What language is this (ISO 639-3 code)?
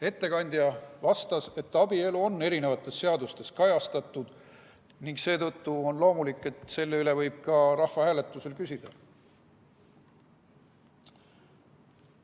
est